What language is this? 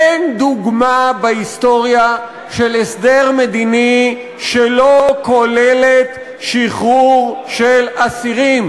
Hebrew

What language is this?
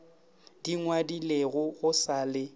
Northern Sotho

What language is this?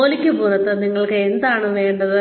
Malayalam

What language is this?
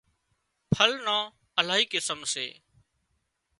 Wadiyara Koli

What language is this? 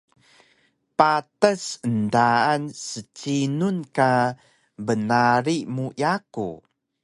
Taroko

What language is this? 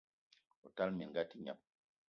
Eton (Cameroon)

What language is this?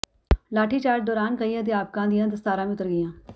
Punjabi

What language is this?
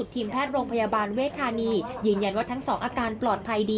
Thai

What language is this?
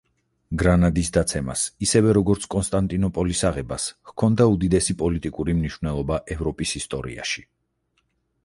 Georgian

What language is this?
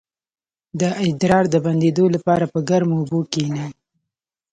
Pashto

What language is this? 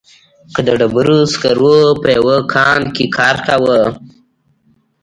Pashto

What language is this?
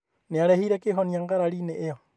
Kikuyu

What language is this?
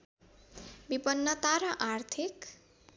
Nepali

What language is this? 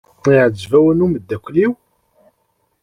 Kabyle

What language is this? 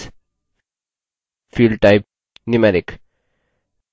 Hindi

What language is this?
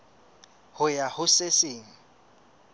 Southern Sotho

